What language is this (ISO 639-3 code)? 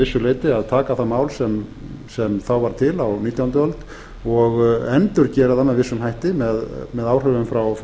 isl